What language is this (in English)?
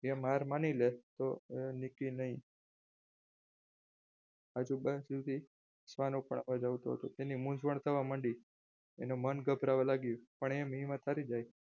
Gujarati